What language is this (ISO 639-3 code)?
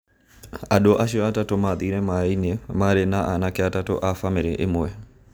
kik